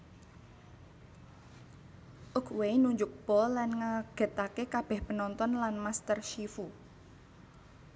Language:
Javanese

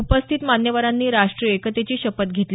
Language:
Marathi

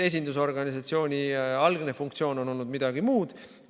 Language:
Estonian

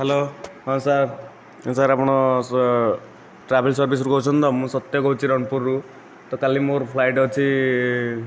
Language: Odia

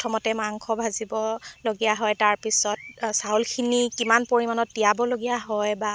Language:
Assamese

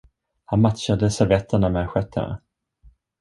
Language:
Swedish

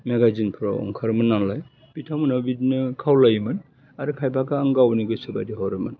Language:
Bodo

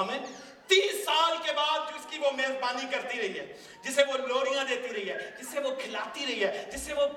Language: Urdu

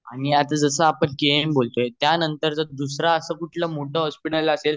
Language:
Marathi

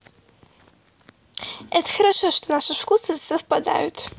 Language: Russian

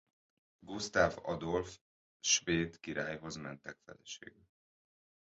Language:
Hungarian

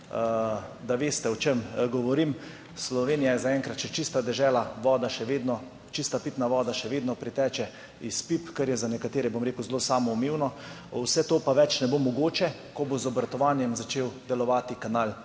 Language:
Slovenian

